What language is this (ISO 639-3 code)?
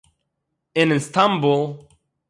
yid